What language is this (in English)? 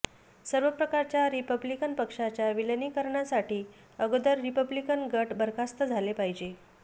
Marathi